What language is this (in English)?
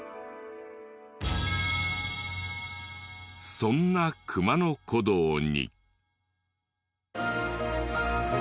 Japanese